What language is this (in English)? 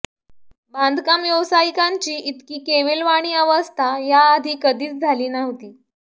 Marathi